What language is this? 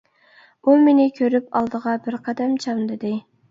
Uyghur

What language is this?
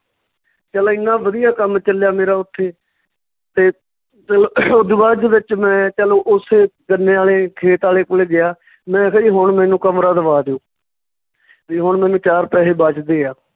Punjabi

